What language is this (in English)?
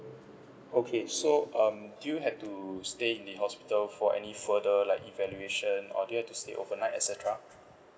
English